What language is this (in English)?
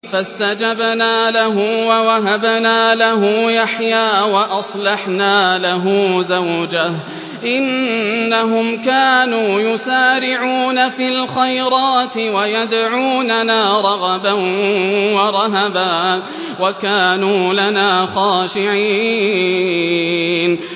Arabic